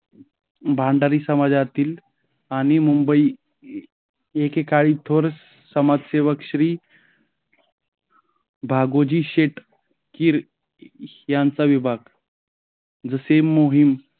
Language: Marathi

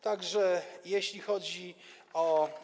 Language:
Polish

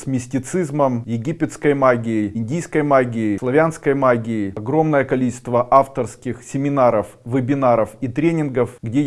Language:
Russian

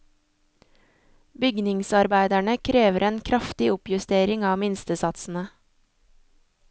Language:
Norwegian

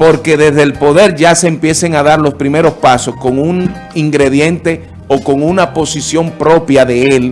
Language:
Spanish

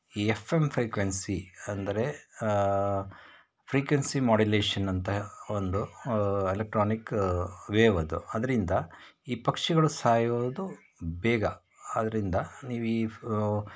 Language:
Kannada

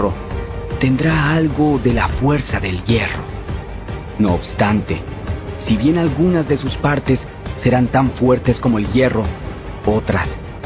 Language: Spanish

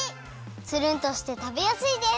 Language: Japanese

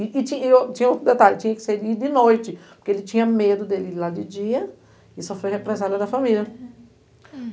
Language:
Portuguese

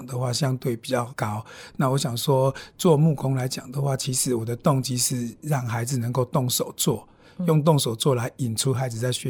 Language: Chinese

